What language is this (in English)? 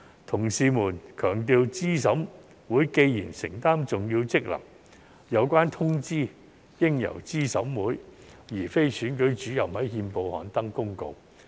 Cantonese